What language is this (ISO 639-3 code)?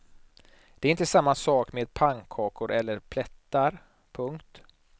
swe